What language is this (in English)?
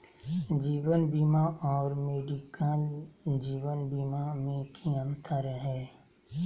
Magahi